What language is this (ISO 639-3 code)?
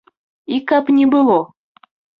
bel